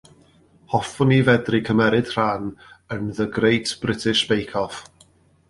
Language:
Welsh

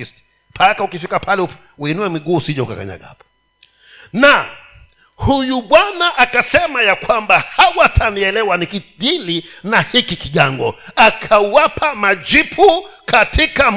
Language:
Swahili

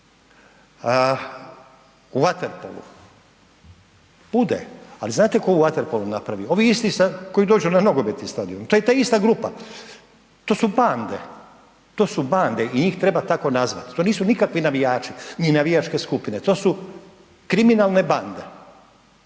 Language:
Croatian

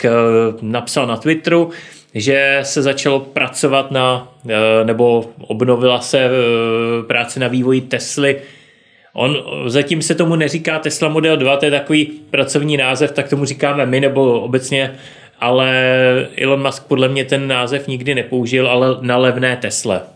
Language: Czech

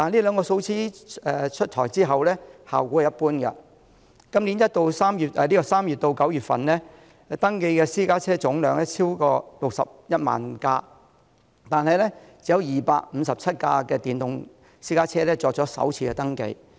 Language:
Cantonese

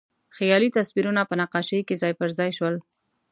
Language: Pashto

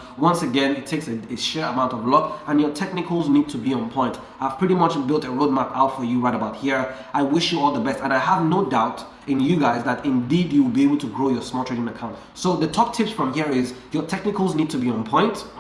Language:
English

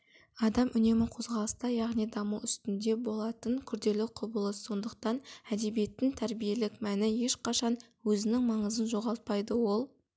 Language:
Kazakh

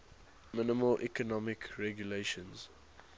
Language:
English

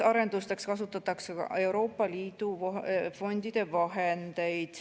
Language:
Estonian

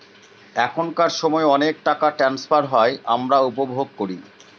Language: Bangla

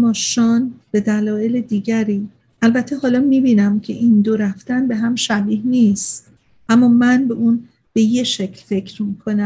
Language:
Persian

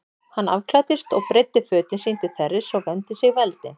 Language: Icelandic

